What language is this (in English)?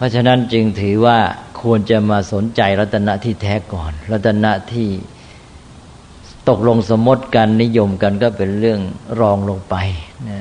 Thai